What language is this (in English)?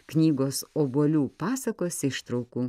Lithuanian